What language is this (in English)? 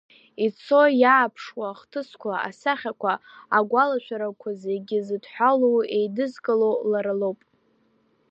Abkhazian